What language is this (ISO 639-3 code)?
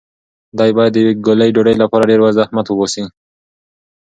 pus